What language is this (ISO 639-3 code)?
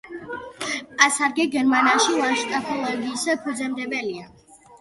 kat